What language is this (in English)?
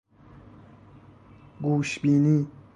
Persian